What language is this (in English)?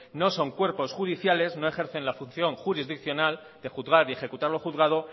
Spanish